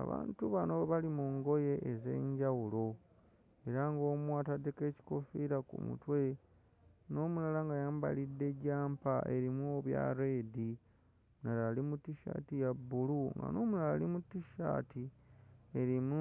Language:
Ganda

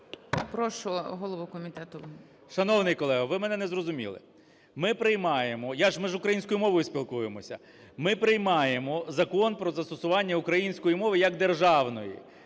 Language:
Ukrainian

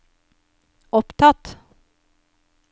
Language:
Norwegian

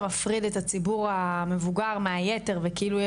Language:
Hebrew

